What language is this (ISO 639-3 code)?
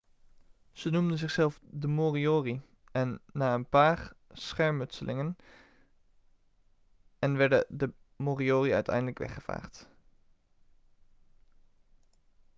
nld